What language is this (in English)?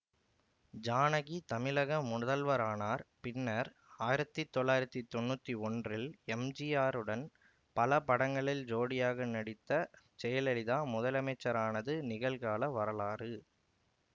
Tamil